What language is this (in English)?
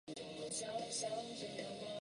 Chinese